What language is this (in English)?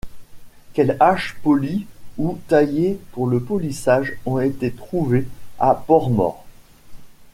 French